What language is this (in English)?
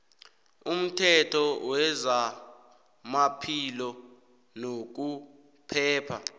South Ndebele